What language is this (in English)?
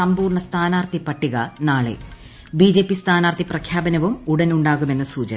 Malayalam